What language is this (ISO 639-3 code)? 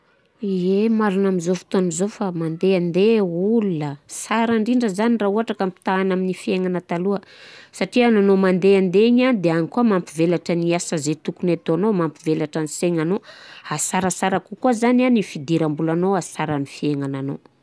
bzc